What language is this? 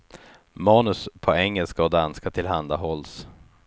Swedish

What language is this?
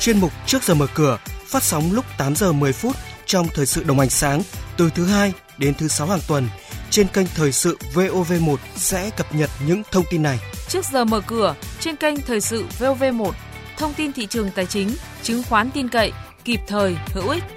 Vietnamese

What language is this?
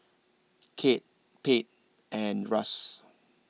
English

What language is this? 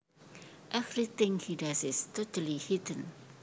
Javanese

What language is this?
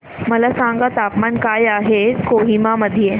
Marathi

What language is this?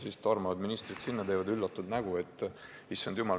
Estonian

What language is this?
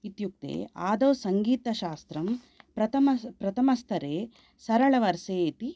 Sanskrit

